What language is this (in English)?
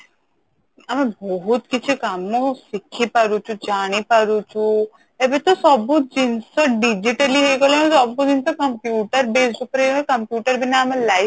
Odia